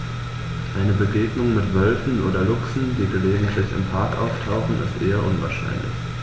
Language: German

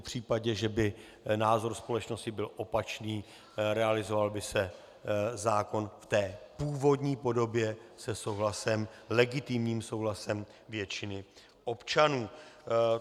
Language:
Czech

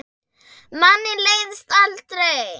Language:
Icelandic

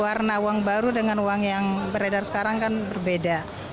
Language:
Indonesian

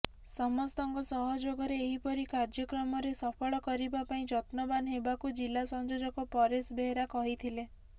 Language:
Odia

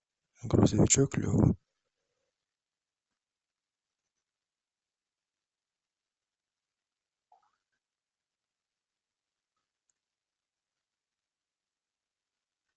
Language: Russian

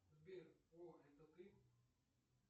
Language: Russian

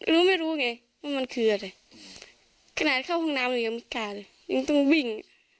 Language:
Thai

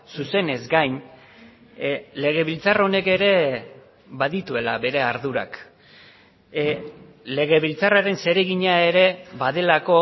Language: Basque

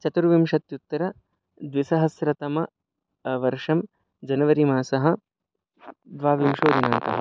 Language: Sanskrit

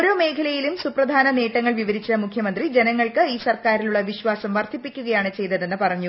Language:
Malayalam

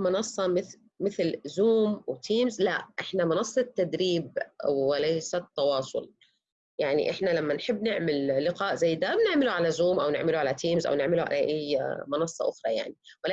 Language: Arabic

